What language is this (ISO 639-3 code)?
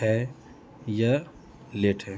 urd